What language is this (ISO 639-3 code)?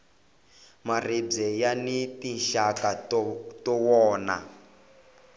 tso